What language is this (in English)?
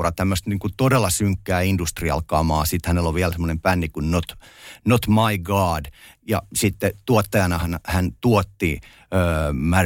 Finnish